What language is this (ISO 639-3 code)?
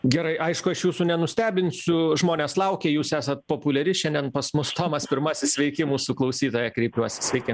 lit